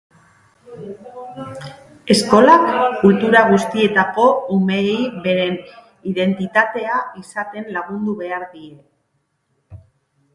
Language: Basque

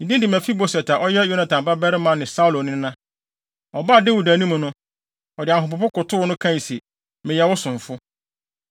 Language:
Akan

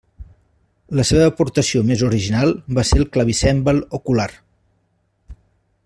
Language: Catalan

